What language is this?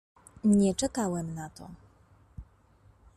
Polish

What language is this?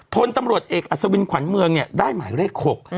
Thai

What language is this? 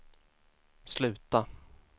Swedish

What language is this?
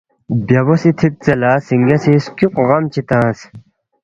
Balti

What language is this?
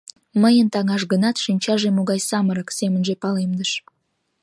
Mari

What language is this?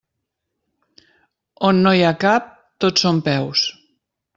Catalan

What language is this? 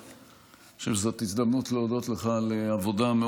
Hebrew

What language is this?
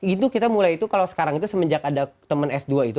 Indonesian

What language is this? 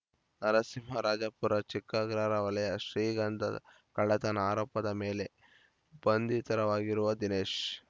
Kannada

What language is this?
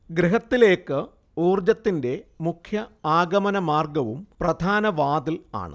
Malayalam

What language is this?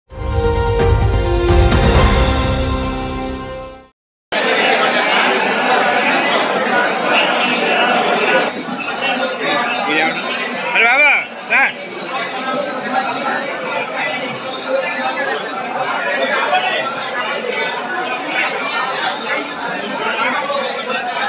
Arabic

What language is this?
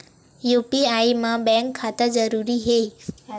Chhattisgarhi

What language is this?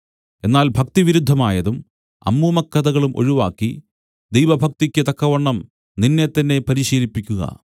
Malayalam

